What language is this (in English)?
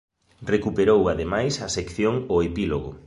Galician